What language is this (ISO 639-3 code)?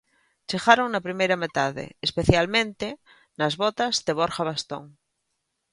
glg